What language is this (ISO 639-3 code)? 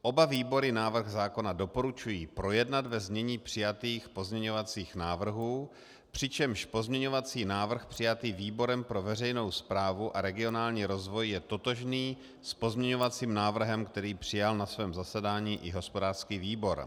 ces